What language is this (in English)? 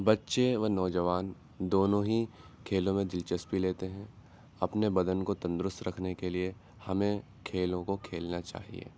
Urdu